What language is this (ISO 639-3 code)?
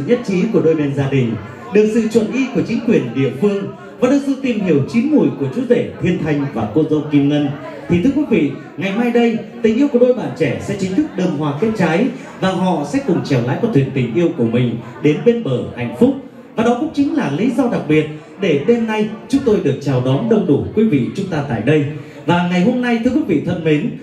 vie